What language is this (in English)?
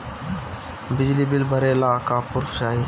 Bhojpuri